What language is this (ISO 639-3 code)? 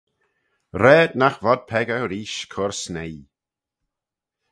glv